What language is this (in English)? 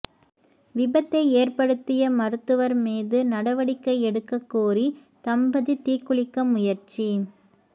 Tamil